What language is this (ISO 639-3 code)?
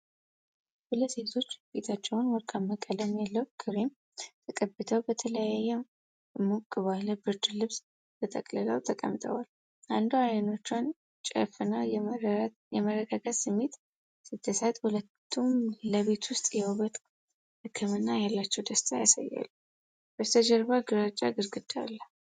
amh